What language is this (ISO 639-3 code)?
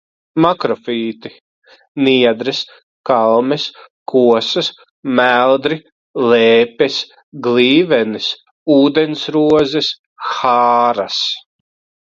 lav